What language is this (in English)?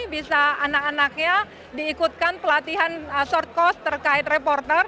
Indonesian